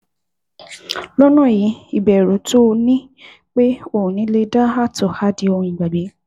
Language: Yoruba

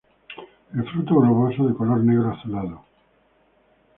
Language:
Spanish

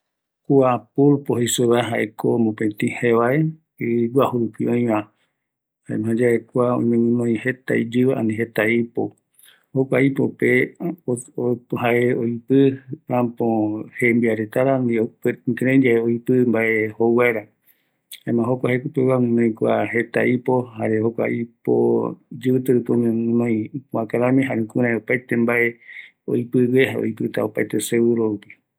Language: Eastern Bolivian Guaraní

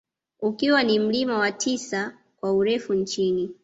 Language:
Swahili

